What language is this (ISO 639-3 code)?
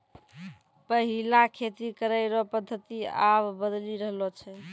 mai